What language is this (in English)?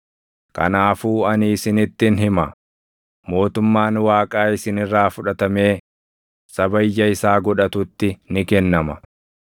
Oromo